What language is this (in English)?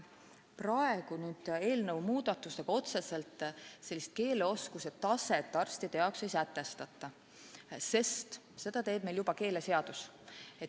Estonian